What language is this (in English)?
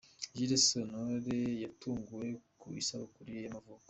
Kinyarwanda